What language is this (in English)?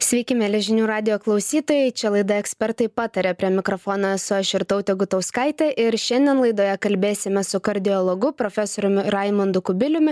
Lithuanian